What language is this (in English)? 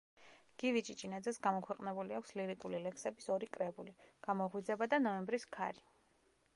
Georgian